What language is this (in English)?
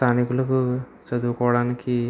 Telugu